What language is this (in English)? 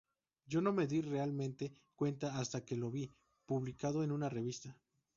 Spanish